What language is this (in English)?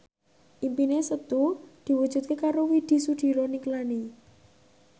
Javanese